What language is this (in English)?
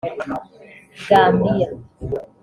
Kinyarwanda